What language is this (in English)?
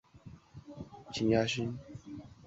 Chinese